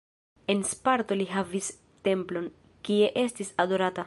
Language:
Esperanto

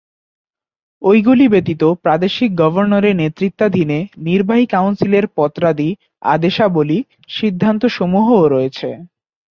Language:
Bangla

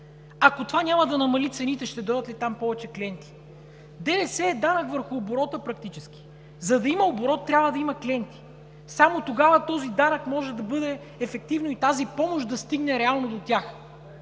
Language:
Bulgarian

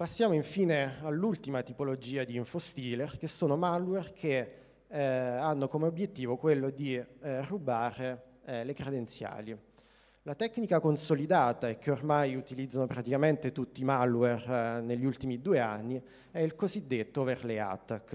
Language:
Italian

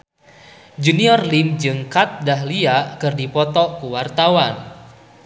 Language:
Sundanese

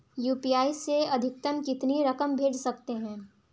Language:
Hindi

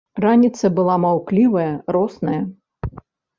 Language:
Belarusian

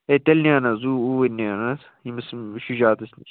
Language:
Kashmiri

